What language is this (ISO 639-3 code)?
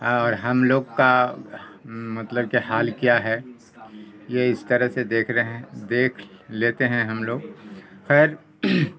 urd